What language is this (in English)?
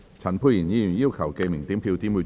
Cantonese